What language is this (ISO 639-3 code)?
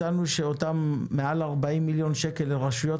heb